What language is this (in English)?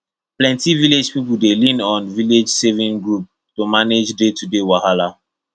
Nigerian Pidgin